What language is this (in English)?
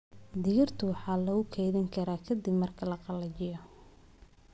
Somali